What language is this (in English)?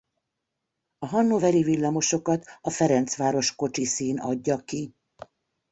Hungarian